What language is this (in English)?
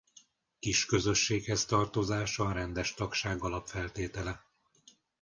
Hungarian